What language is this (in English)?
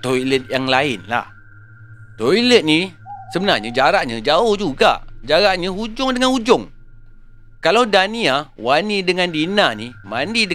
Malay